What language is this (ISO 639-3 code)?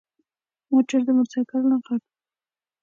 pus